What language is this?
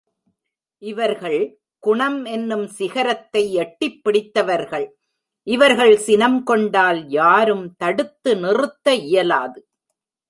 Tamil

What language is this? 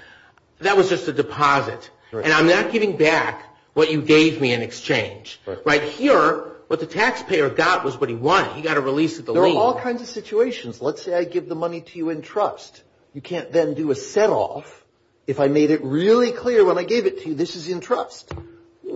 English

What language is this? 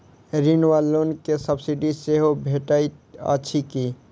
Maithili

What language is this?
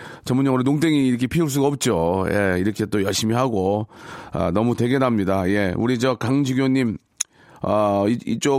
Korean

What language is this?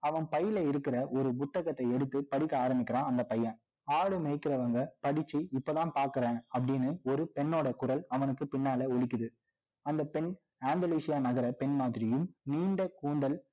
Tamil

